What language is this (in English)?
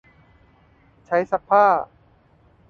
Thai